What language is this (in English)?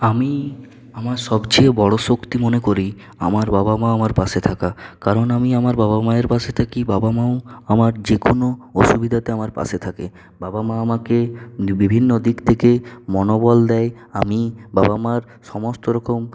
Bangla